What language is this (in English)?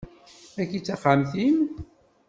Kabyle